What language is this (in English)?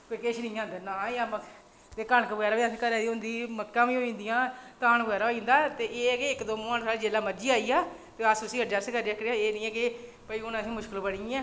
Dogri